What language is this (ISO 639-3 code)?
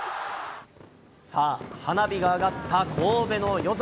jpn